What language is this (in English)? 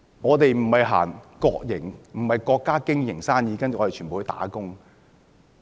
Cantonese